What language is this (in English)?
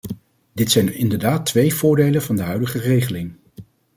Dutch